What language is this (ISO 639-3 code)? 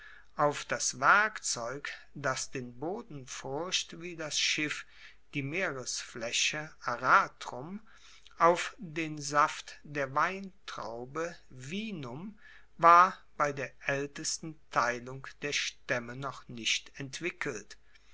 deu